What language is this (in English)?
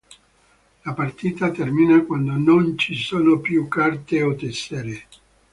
Italian